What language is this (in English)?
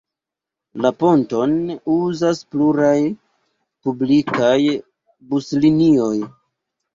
Esperanto